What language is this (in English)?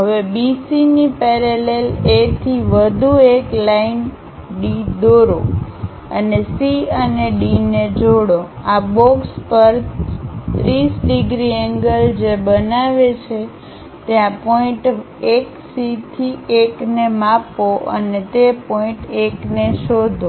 Gujarati